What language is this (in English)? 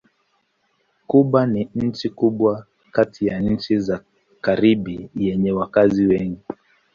Swahili